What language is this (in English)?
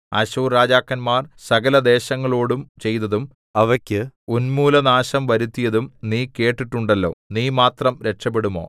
Malayalam